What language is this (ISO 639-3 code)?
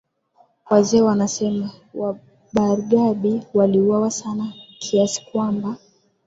swa